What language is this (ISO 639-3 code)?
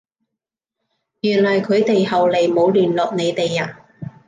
yue